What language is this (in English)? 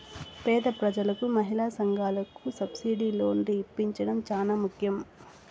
Telugu